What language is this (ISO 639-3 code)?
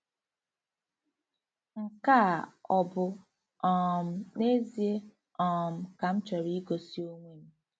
ibo